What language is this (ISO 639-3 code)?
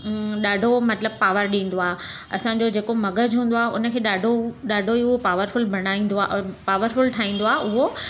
snd